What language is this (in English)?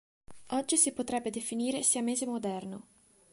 Italian